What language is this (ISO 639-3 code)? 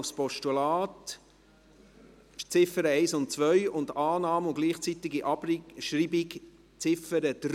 gsw